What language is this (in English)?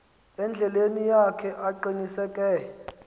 Xhosa